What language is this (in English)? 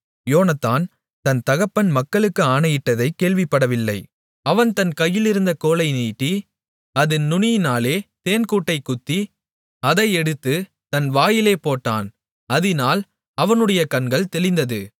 Tamil